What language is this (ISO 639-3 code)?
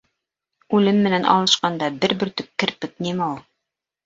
bak